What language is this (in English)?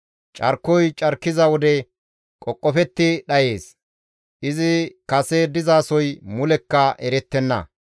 Gamo